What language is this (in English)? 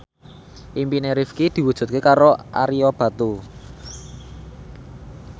Javanese